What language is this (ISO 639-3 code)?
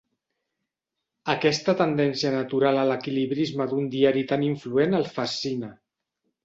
cat